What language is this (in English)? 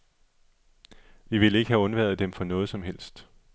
Danish